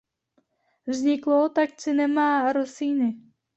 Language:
Czech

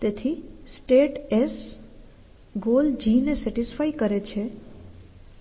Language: Gujarati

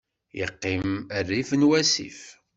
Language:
Kabyle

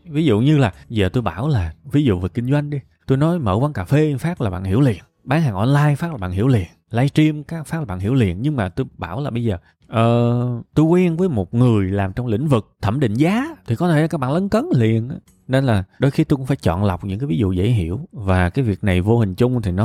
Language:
Vietnamese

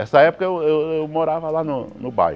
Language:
Portuguese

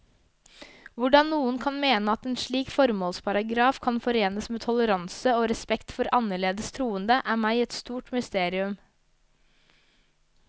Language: Norwegian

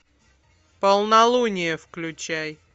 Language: Russian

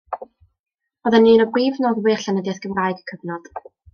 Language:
Welsh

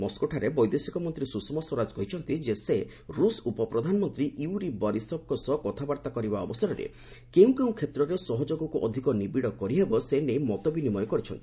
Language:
Odia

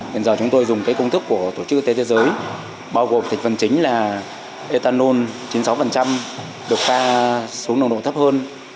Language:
Vietnamese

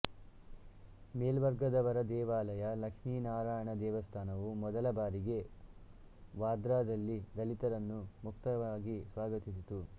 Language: Kannada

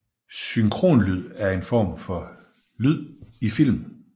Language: Danish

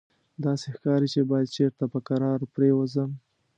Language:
Pashto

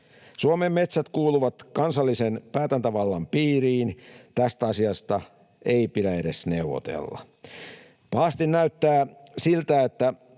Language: Finnish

